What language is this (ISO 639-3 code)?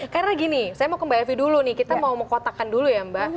ind